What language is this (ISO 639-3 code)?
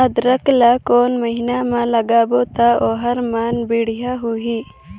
hne